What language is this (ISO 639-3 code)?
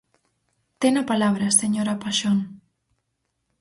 glg